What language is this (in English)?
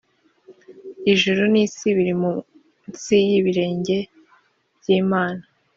Kinyarwanda